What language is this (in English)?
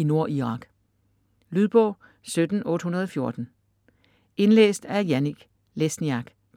Danish